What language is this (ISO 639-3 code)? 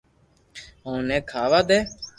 lrk